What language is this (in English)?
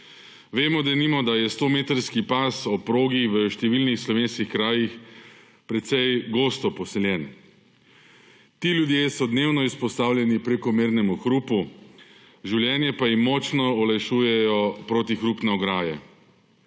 Slovenian